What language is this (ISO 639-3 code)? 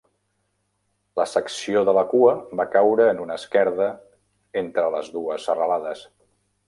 cat